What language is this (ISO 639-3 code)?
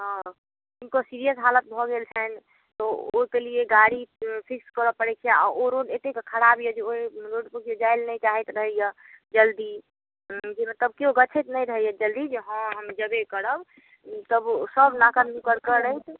mai